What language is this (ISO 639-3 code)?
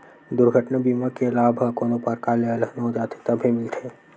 hne